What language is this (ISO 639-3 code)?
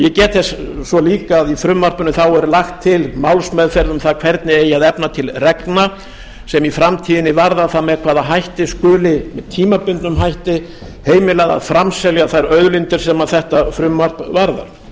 isl